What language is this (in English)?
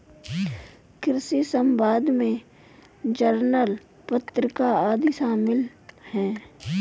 Hindi